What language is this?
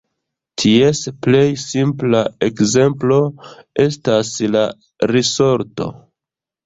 Esperanto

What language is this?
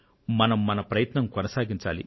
Telugu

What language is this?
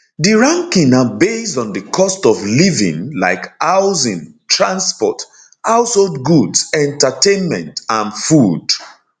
Nigerian Pidgin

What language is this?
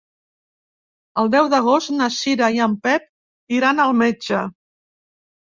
Catalan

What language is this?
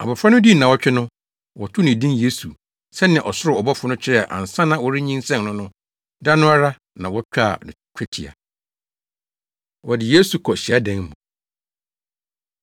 Akan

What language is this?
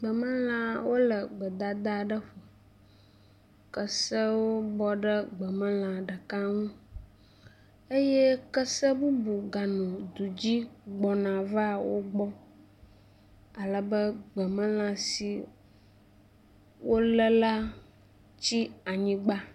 Ewe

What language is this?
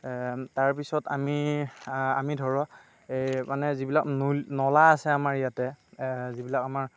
Assamese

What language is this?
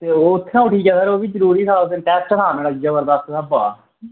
Dogri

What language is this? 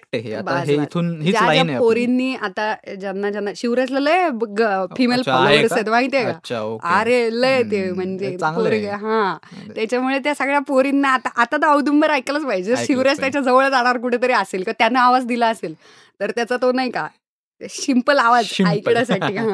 Marathi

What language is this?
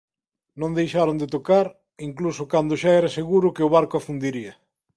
Galician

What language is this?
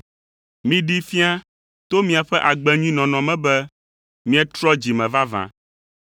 Ewe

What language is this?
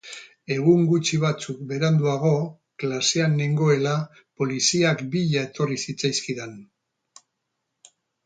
Basque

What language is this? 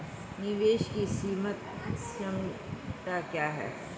Hindi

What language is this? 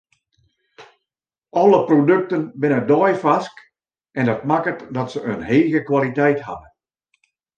Western Frisian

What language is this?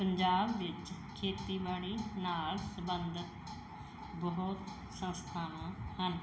Punjabi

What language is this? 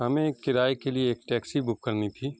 Urdu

